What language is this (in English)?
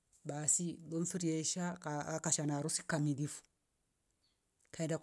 Rombo